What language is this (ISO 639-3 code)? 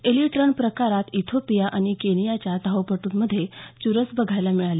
mar